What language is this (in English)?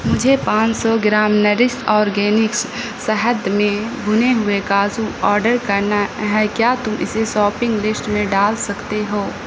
Urdu